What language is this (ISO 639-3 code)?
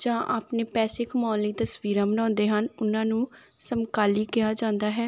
pan